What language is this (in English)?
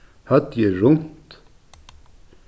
Faroese